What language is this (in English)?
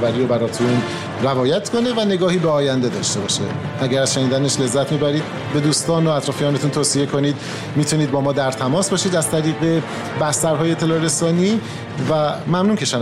Persian